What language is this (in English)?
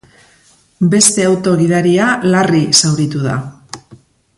Basque